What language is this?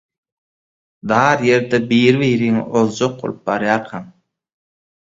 Turkmen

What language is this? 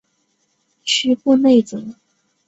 Chinese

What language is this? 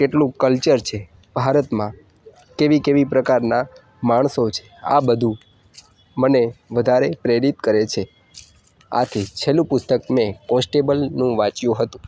Gujarati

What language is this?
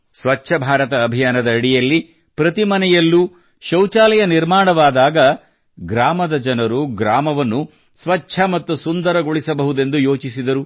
Kannada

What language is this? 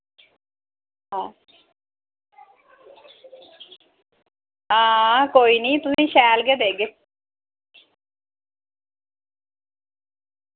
Dogri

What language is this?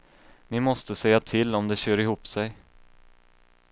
Swedish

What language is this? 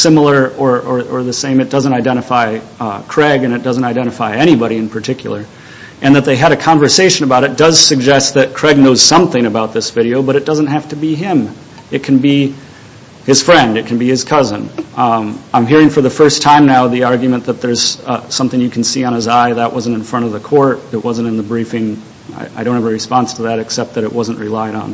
English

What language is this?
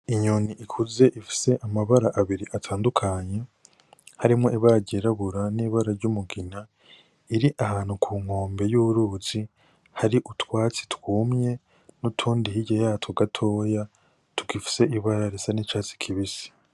Rundi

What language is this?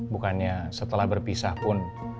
Indonesian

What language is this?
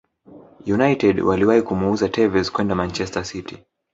Swahili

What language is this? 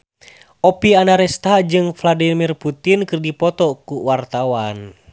Sundanese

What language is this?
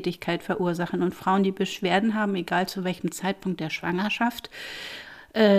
German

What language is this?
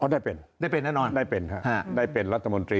Thai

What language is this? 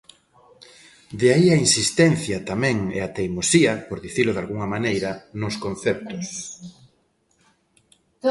Galician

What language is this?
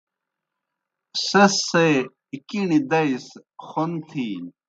Kohistani Shina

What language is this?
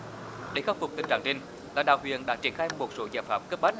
Vietnamese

